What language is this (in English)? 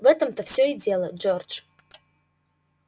Russian